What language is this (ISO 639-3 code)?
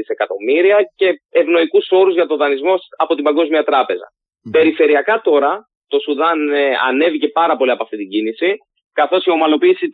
ell